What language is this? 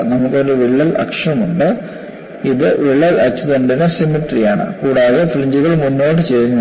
Malayalam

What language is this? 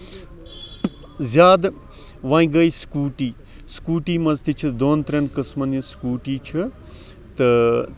Kashmiri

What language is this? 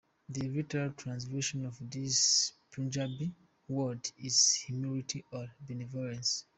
English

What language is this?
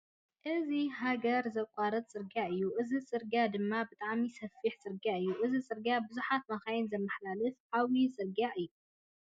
Tigrinya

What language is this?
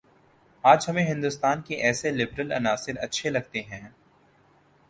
Urdu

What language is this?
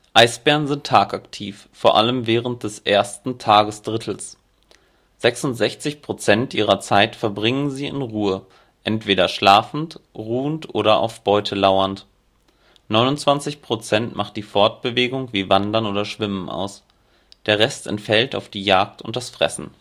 German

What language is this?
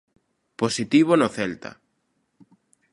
Galician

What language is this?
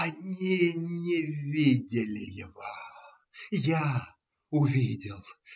Russian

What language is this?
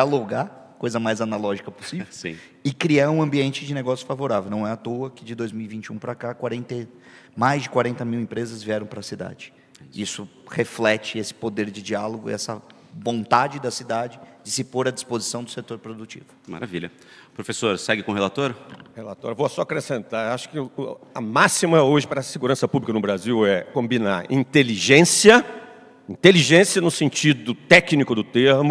Portuguese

